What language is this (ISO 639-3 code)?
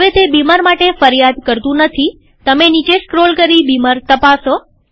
guj